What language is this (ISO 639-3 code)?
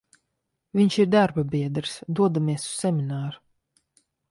lav